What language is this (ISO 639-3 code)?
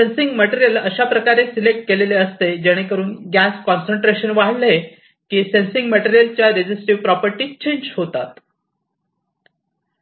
mar